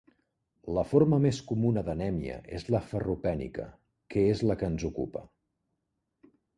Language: Catalan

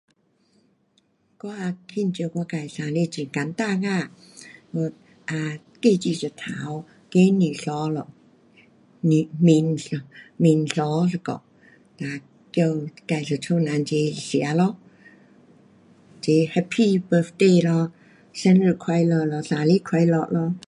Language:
Pu-Xian Chinese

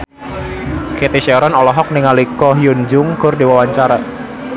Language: Sundanese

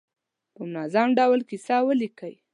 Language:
Pashto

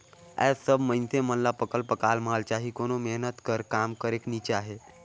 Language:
Chhattisgarhi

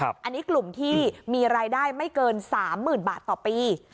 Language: Thai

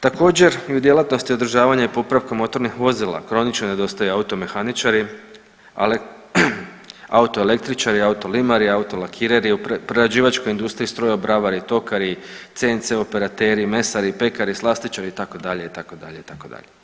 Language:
Croatian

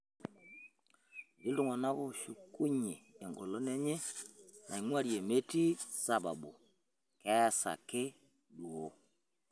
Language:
Masai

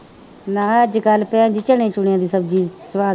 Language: Punjabi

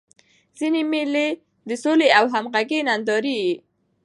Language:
Pashto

